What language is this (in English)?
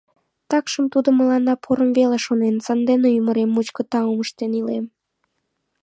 Mari